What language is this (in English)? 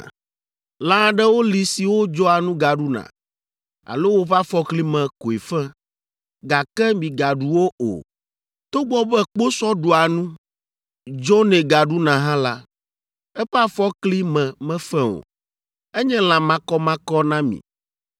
Ewe